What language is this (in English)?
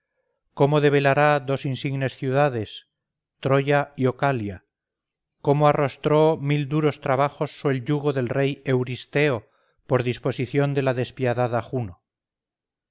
Spanish